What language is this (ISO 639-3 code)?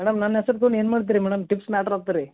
kan